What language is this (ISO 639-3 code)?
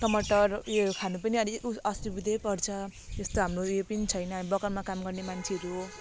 nep